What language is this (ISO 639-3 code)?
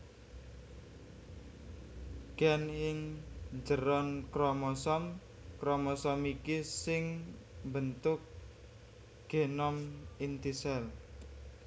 jav